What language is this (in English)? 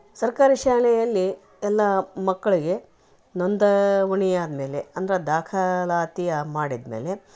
Kannada